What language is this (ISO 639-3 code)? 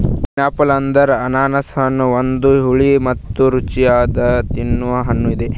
kan